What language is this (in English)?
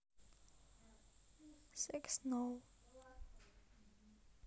Russian